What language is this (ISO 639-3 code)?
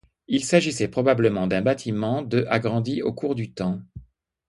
fra